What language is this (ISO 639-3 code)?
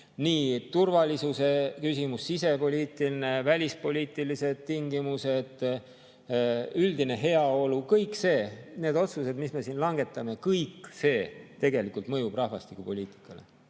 est